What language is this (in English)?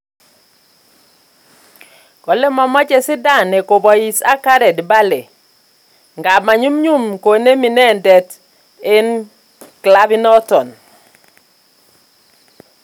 Kalenjin